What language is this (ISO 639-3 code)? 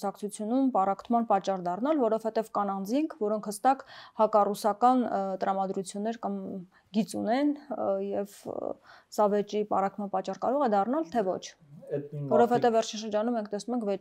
ron